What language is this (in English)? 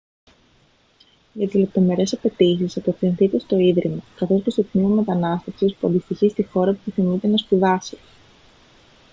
Greek